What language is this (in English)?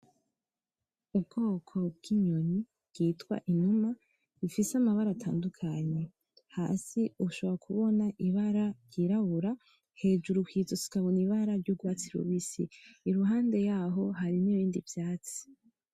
Rundi